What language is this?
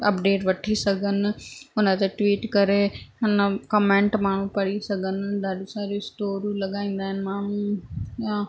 Sindhi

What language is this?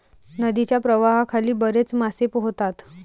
Marathi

